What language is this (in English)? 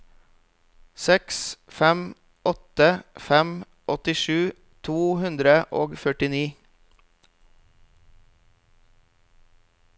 Norwegian